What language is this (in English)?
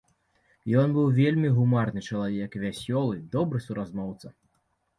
Belarusian